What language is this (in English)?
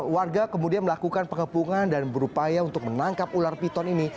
Indonesian